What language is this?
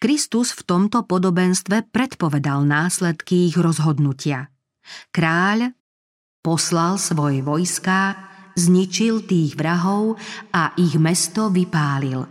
Slovak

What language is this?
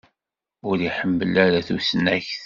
Kabyle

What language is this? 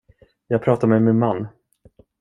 Swedish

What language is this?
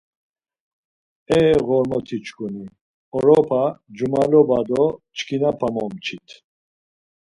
Laz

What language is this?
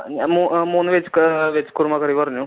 Malayalam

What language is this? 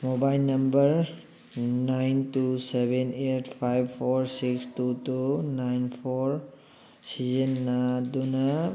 Manipuri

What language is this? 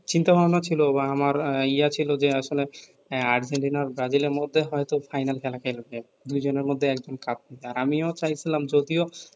Bangla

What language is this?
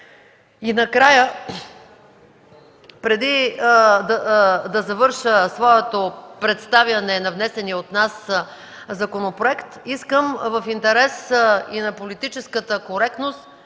Bulgarian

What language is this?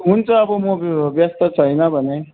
Nepali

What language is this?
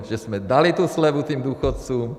Czech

